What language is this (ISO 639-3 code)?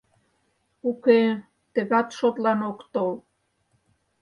chm